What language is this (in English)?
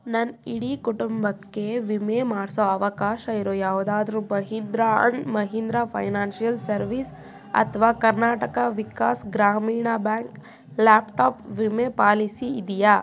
Kannada